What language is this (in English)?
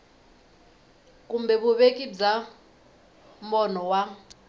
Tsonga